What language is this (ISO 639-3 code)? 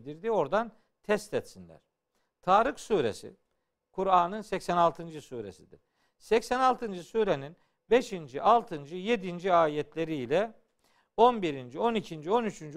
tur